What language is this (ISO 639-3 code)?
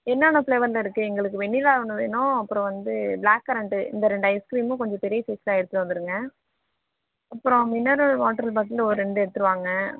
tam